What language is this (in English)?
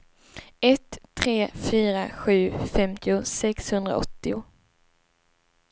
Swedish